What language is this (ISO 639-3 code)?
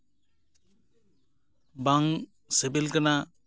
sat